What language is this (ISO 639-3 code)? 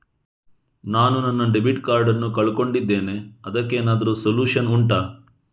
kan